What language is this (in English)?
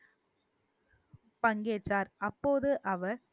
Tamil